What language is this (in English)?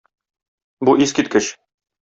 Tatar